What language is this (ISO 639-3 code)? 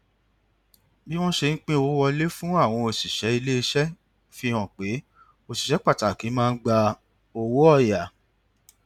yor